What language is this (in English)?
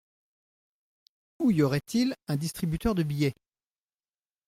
French